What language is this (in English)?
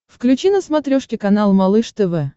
Russian